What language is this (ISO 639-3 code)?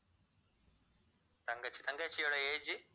tam